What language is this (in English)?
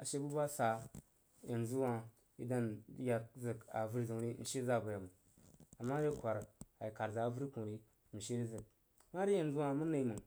Jiba